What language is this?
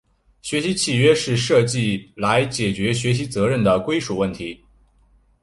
Chinese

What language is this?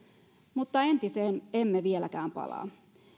Finnish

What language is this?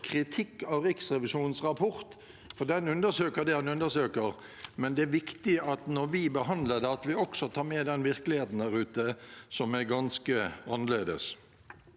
Norwegian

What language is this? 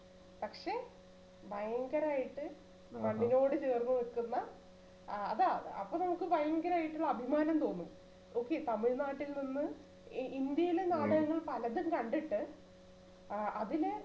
Malayalam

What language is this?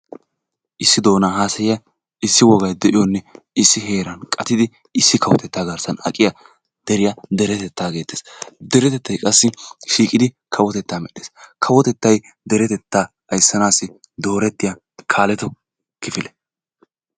Wolaytta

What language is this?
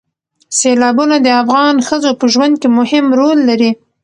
Pashto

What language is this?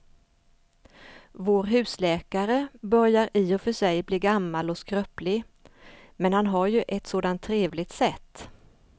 Swedish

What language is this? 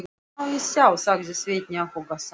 Icelandic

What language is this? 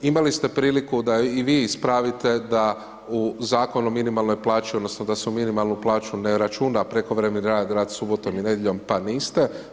Croatian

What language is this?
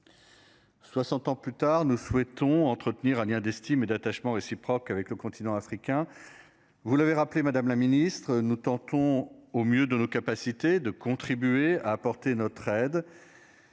French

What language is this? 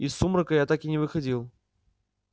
Russian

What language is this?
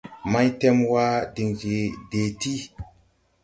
Tupuri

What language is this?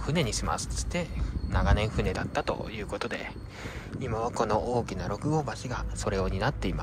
Japanese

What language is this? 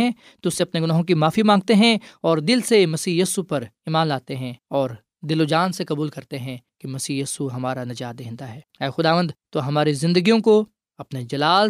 Urdu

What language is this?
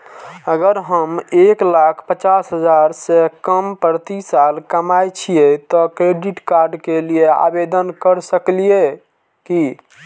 Maithili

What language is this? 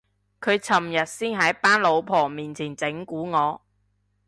Cantonese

